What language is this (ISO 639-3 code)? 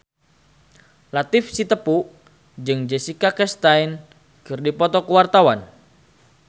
sun